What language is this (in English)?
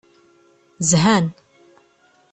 Kabyle